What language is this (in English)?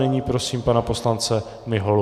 Czech